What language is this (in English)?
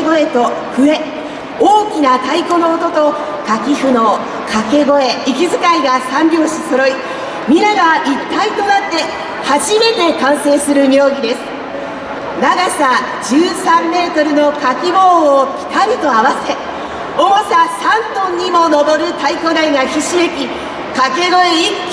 Japanese